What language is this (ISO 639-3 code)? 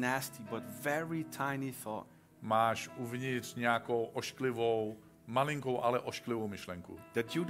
ces